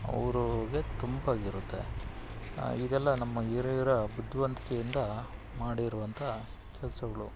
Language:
Kannada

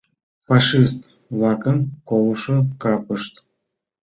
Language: Mari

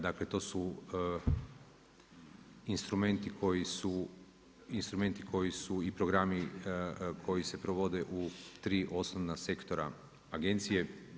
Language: Croatian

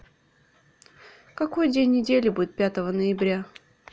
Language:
Russian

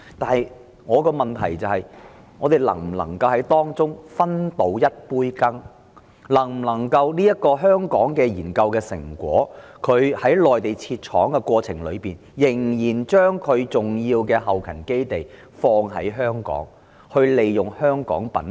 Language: Cantonese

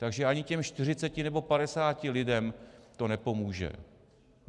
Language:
Czech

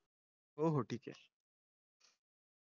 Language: Marathi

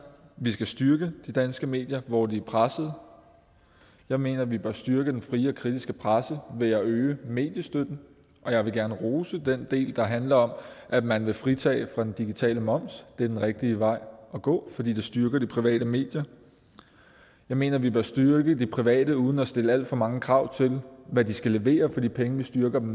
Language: Danish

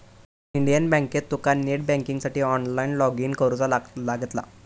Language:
Marathi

